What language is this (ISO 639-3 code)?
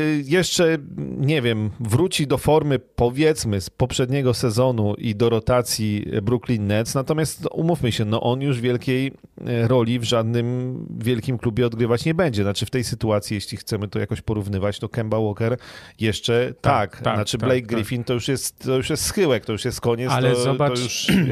pol